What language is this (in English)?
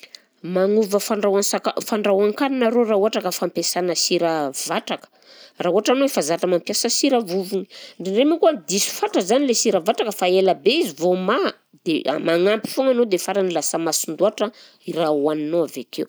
Southern Betsimisaraka Malagasy